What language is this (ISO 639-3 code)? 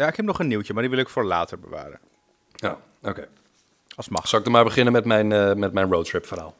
nld